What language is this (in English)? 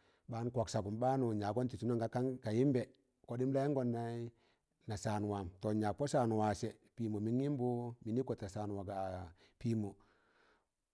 Tangale